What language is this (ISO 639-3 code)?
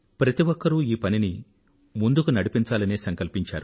tel